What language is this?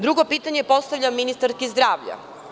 Serbian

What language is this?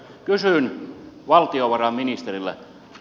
Finnish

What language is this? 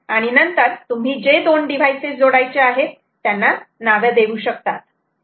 Marathi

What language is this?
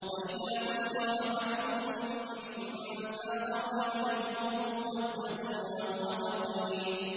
Arabic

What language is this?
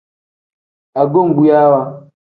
Tem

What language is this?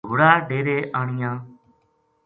Gujari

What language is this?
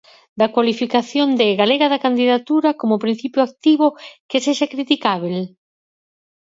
Galician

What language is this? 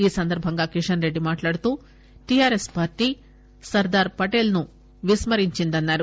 Telugu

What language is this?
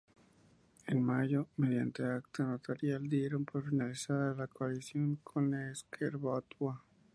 Spanish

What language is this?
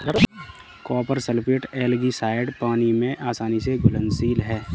Hindi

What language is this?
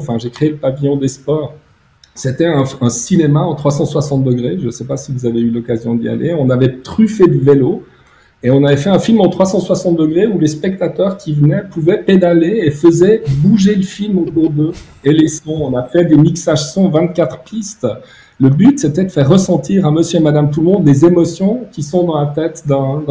French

